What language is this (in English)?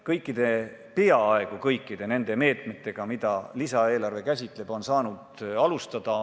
Estonian